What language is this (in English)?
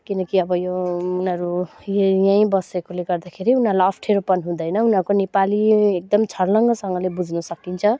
Nepali